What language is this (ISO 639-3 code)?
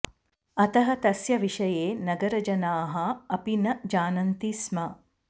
san